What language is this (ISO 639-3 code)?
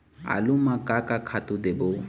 hne